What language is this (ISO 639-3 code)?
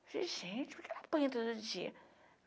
por